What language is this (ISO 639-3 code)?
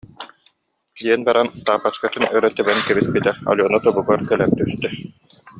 sah